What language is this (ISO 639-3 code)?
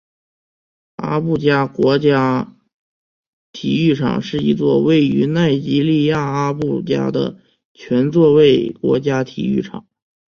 zho